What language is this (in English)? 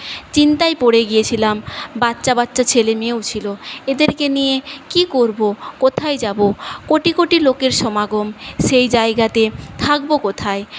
Bangla